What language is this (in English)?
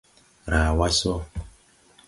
Tupuri